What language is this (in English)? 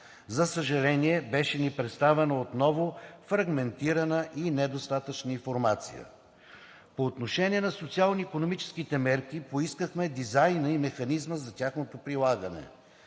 Bulgarian